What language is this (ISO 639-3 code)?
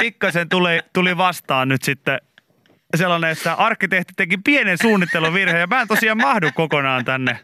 fin